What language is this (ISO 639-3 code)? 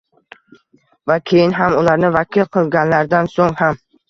uzb